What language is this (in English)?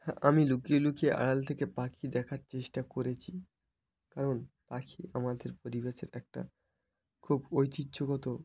Bangla